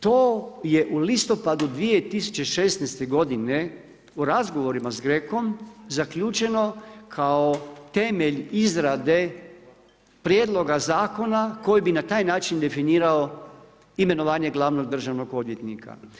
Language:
Croatian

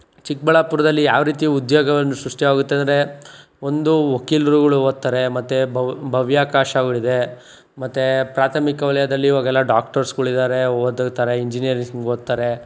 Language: Kannada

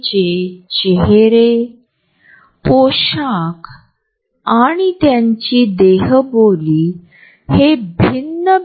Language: Marathi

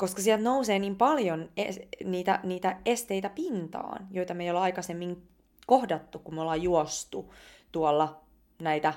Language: Finnish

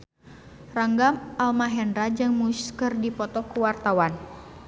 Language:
Sundanese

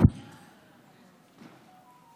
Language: Hebrew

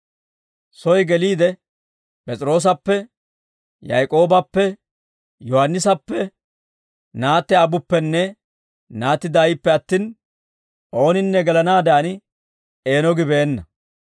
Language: Dawro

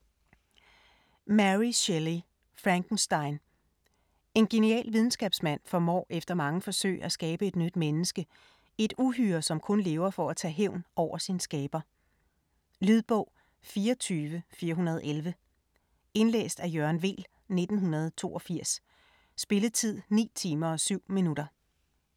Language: Danish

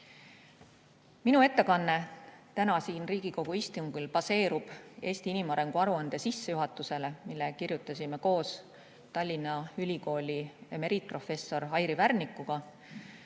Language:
Estonian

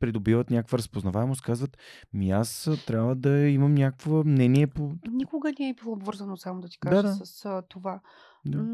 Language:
Bulgarian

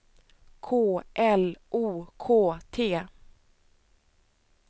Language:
Swedish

